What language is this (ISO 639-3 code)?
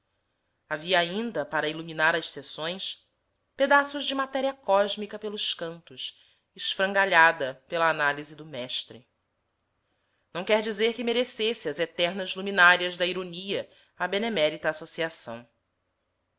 por